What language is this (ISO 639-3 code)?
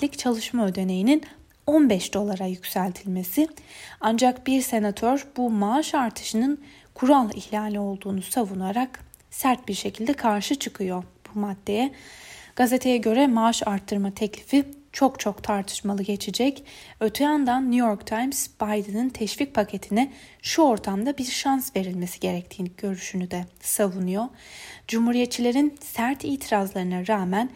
tur